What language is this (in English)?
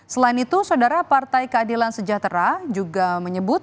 Indonesian